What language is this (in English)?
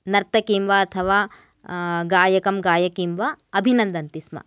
Sanskrit